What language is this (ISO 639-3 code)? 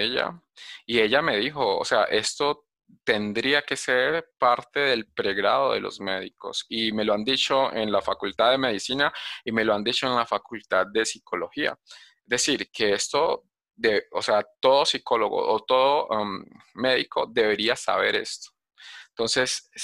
spa